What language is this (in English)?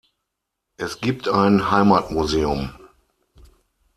German